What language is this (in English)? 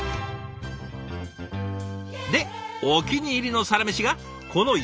Japanese